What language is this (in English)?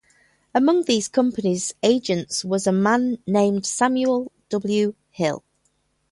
English